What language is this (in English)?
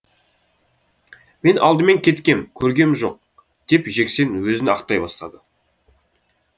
Kazakh